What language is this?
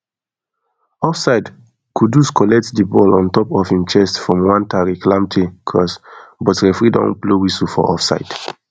Nigerian Pidgin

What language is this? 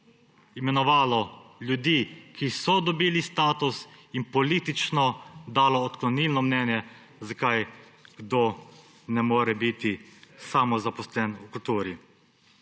Slovenian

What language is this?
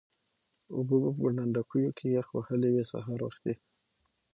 Pashto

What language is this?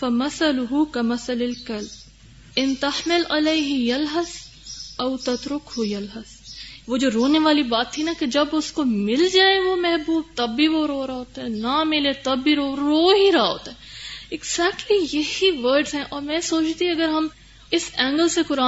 Urdu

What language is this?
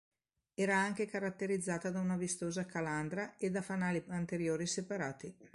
Italian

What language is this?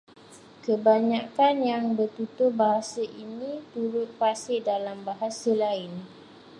Malay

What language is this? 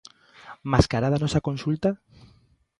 Galician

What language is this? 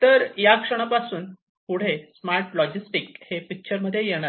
Marathi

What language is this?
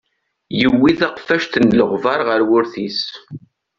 Kabyle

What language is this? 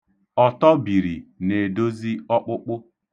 Igbo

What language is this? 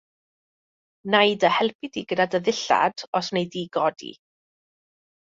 Welsh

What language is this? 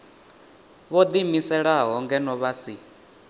Venda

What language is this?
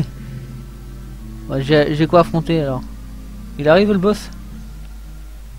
French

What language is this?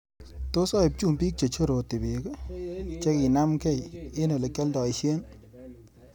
Kalenjin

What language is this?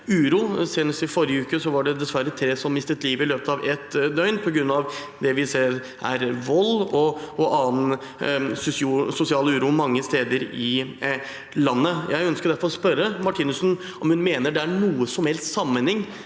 Norwegian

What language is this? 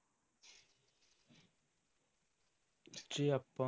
Punjabi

